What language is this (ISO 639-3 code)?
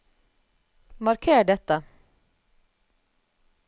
nor